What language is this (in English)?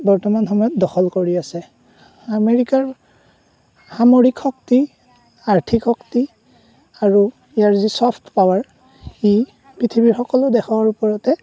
Assamese